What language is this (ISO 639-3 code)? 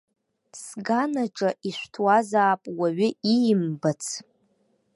abk